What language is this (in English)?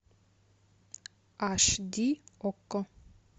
Russian